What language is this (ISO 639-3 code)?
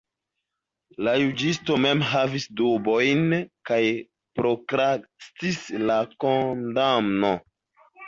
epo